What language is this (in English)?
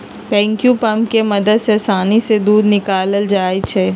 Magahi